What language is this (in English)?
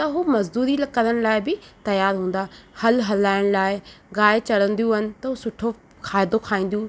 Sindhi